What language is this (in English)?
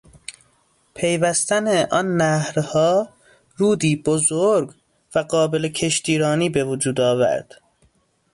Persian